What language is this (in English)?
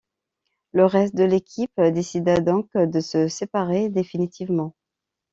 French